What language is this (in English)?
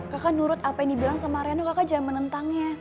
Indonesian